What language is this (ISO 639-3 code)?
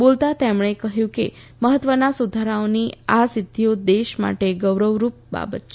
guj